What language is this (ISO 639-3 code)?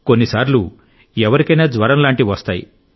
tel